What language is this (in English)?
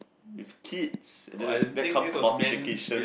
English